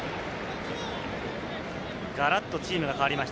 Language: Japanese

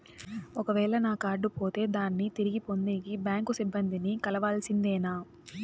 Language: Telugu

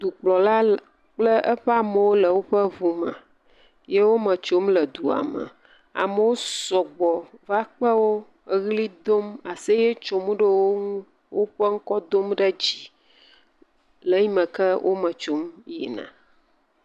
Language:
Ewe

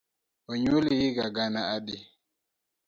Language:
Luo (Kenya and Tanzania)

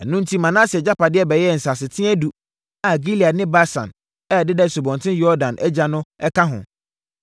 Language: Akan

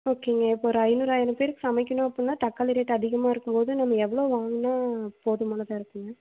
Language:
Tamil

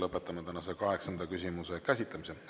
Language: Estonian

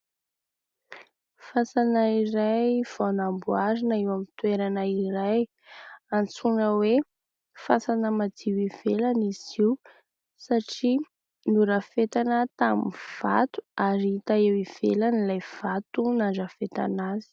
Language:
Malagasy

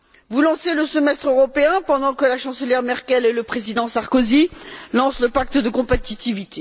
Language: French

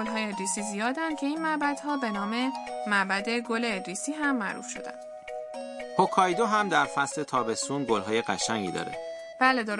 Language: Persian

